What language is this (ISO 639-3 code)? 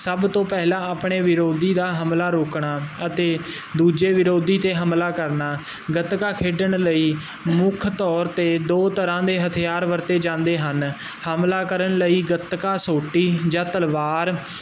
pan